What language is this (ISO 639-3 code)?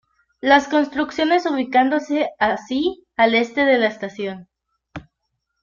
spa